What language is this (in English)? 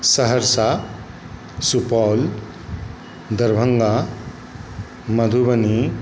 Maithili